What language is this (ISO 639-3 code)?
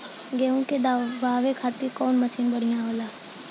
bho